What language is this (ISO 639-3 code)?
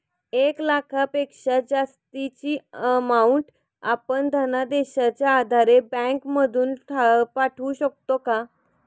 mar